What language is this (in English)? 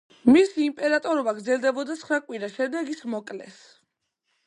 Georgian